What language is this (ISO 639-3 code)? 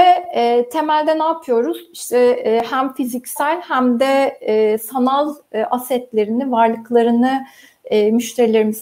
tur